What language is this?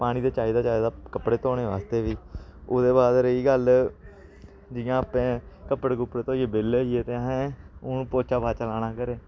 Dogri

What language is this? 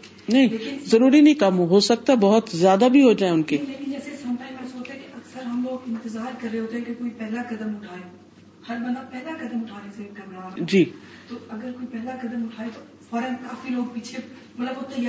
Urdu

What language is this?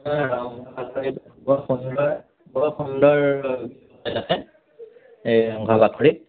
Assamese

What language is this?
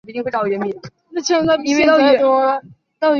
Chinese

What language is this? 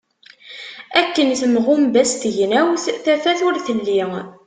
Kabyle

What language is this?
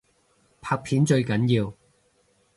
Cantonese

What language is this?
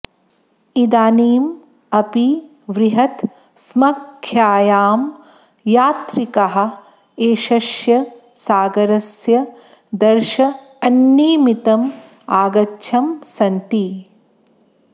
Sanskrit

